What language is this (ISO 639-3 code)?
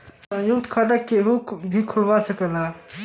bho